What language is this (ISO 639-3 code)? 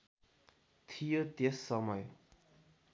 nep